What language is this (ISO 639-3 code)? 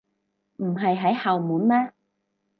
yue